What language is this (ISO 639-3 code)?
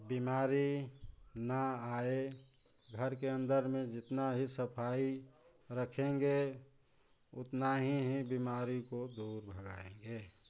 hin